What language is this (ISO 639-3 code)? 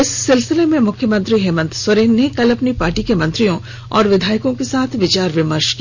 hin